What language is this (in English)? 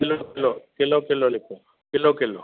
Sindhi